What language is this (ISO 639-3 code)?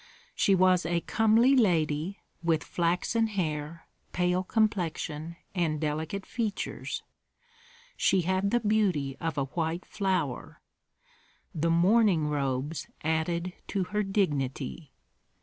eng